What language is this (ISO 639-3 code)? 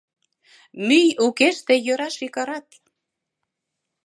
chm